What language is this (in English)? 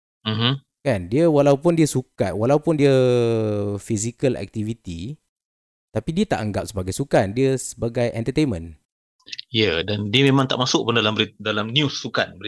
Malay